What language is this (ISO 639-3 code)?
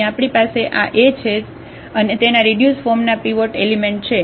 guj